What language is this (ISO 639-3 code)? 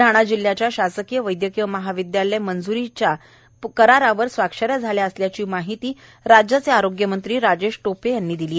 mar